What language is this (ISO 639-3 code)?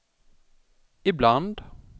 swe